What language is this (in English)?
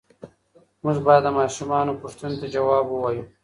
Pashto